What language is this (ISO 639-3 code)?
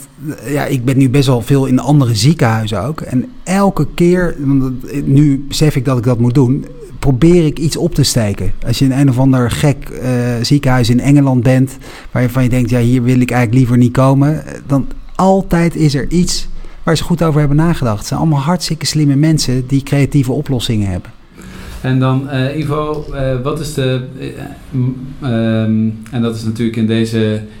nld